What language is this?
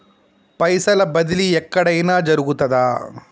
Telugu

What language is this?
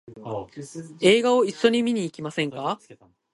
Japanese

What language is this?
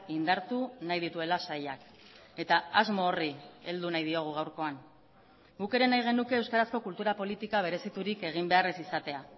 Basque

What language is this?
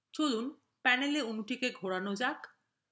Bangla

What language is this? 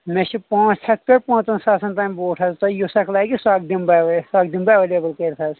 Kashmiri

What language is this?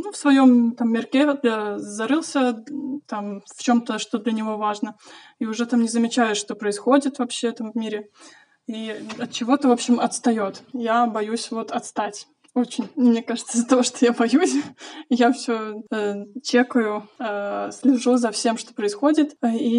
Russian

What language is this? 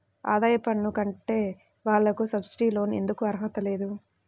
Telugu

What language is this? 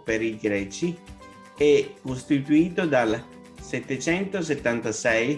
Italian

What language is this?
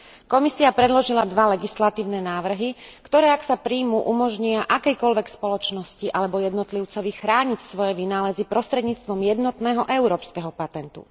Slovak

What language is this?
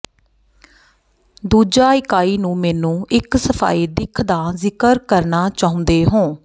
Punjabi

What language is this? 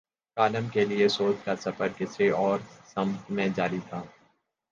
Urdu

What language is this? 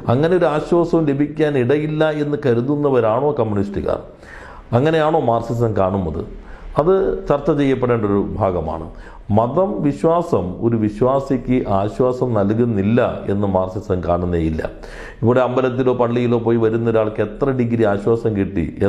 Malayalam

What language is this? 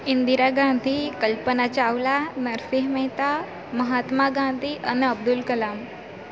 Gujarati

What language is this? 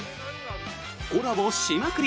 Japanese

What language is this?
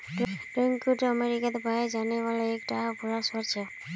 Magahi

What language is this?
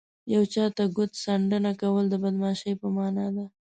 Pashto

